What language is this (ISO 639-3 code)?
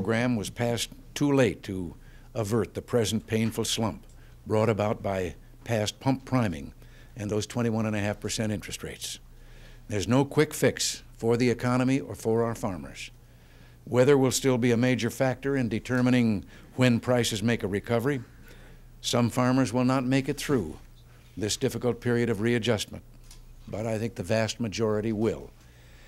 eng